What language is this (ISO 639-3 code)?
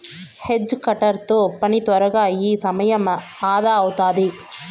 tel